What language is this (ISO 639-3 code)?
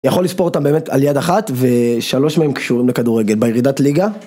heb